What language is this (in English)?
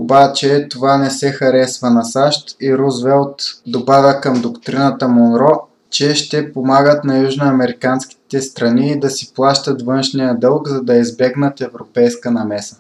Bulgarian